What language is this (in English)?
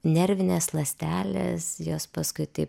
Lithuanian